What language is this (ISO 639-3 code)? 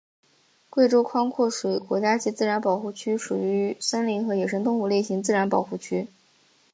zho